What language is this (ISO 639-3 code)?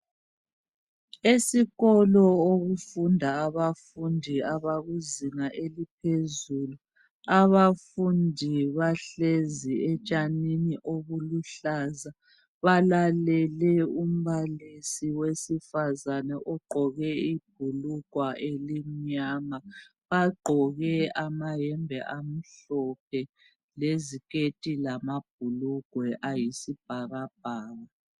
nde